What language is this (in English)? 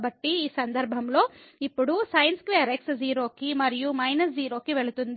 Telugu